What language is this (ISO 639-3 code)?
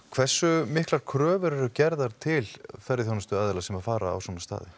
isl